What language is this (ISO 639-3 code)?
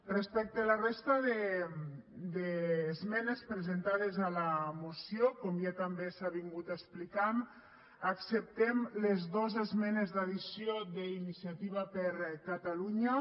cat